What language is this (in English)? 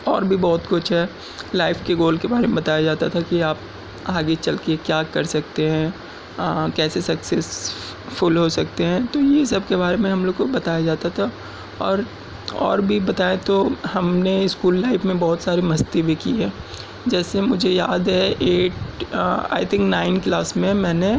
Urdu